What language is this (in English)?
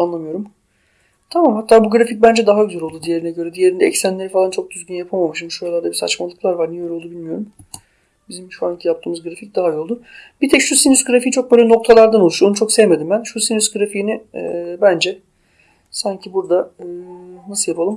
Turkish